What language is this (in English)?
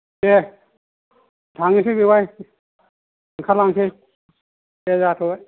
Bodo